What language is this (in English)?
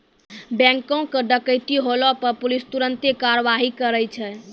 Maithili